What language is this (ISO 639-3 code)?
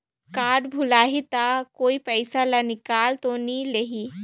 hne